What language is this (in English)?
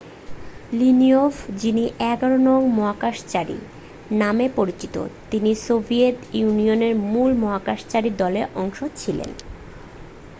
Bangla